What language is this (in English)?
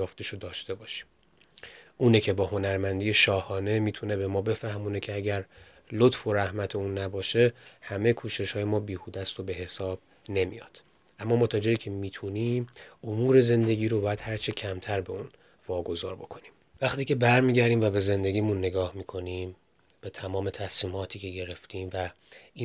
Persian